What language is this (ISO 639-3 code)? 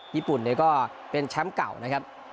tha